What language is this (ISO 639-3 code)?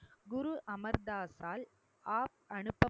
tam